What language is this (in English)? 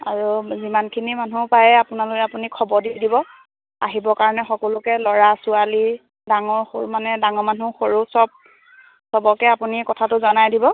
Assamese